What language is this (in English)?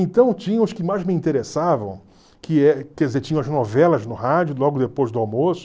Portuguese